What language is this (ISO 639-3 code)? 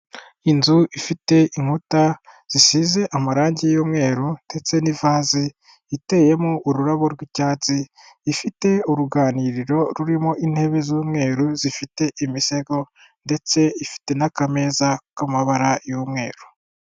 kin